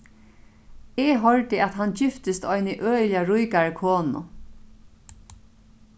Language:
Faroese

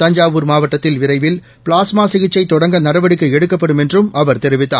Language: Tamil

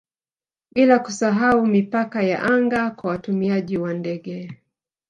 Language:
Swahili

